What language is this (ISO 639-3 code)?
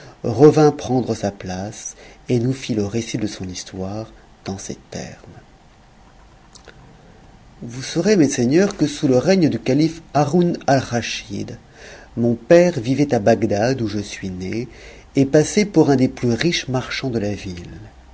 fra